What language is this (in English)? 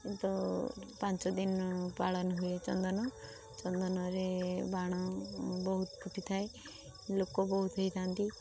Odia